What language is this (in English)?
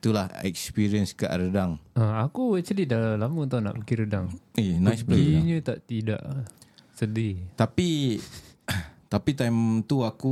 Malay